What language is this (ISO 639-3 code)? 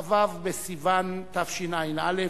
heb